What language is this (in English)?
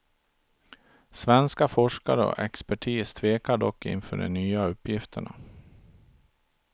Swedish